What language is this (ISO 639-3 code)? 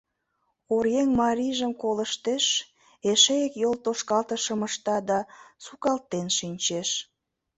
chm